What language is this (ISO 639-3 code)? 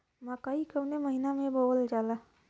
bho